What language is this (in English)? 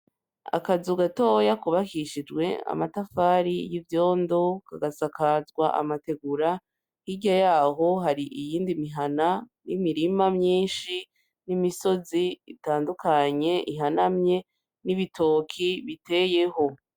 Rundi